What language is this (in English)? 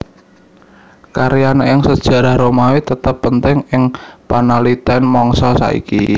Javanese